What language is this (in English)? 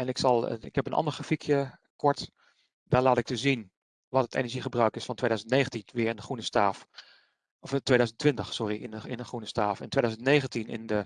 Dutch